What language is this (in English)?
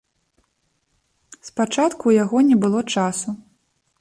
Belarusian